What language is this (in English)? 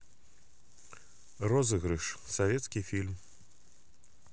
Russian